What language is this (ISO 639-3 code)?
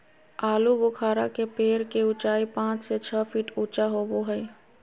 mag